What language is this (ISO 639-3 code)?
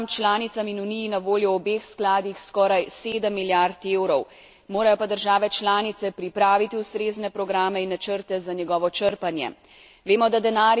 slv